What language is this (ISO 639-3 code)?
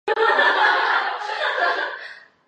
zho